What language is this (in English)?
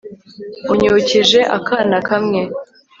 Kinyarwanda